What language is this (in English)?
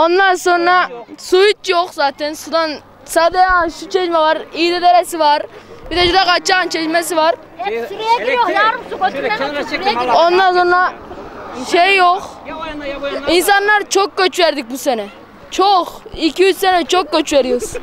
Turkish